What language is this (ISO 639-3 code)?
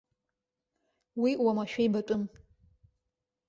abk